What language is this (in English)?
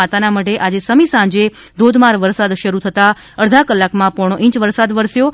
Gujarati